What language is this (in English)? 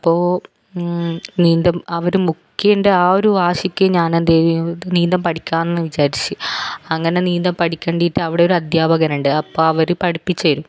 Malayalam